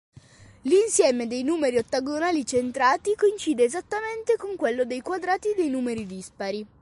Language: Italian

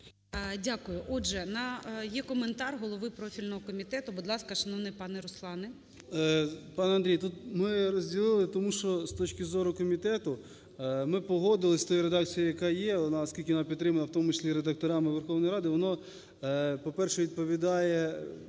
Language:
Ukrainian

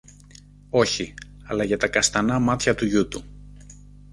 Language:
Greek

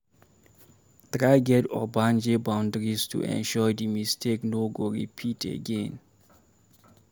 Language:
Nigerian Pidgin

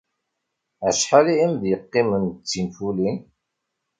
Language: Kabyle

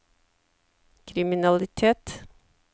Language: Norwegian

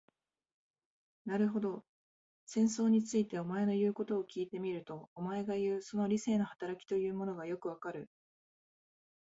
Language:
Japanese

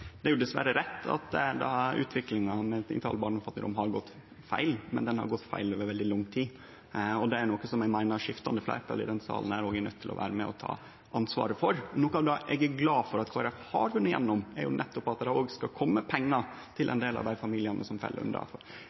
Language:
Norwegian Nynorsk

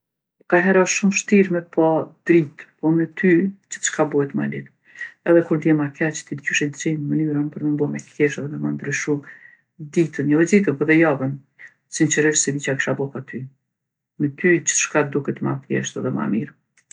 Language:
Gheg Albanian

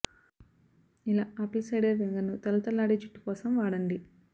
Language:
Telugu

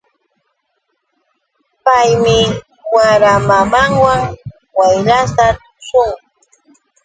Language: Yauyos Quechua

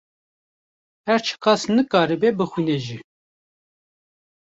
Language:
Kurdish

